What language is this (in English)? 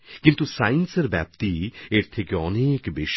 Bangla